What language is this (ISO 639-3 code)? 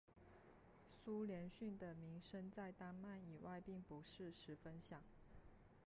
zho